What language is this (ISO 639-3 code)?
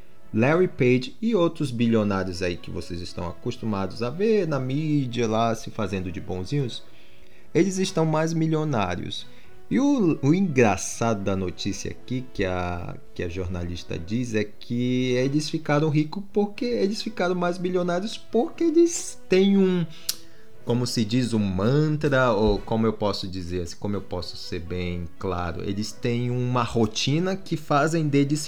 por